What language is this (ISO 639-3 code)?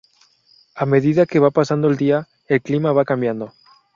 spa